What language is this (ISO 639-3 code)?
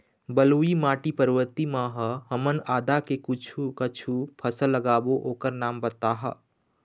hne